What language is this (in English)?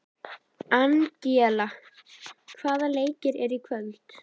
Icelandic